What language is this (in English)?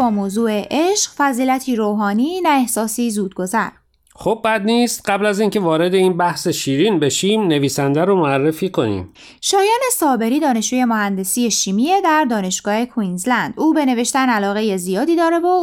Persian